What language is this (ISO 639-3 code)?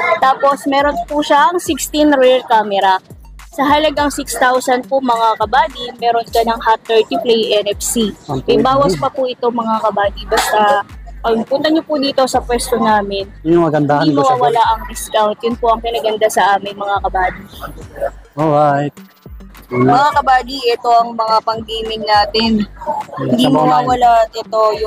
fil